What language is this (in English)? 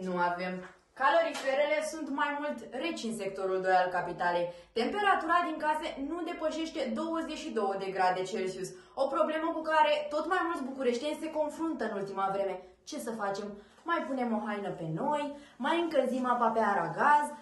Romanian